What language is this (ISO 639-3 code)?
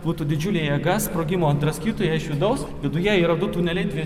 lit